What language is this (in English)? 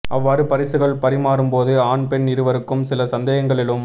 Tamil